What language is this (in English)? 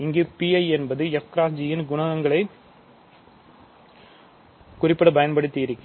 Tamil